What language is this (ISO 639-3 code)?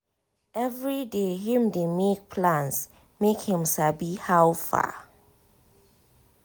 pcm